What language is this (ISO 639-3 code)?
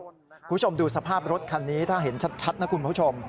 tha